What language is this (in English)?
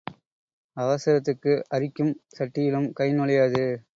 Tamil